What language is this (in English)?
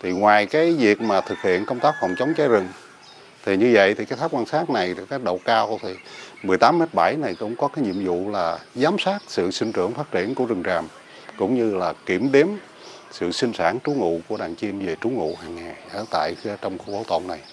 Vietnamese